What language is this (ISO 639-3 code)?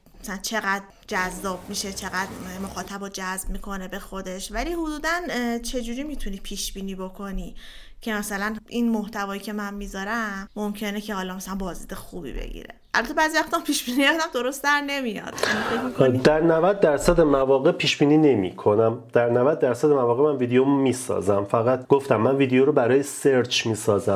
fas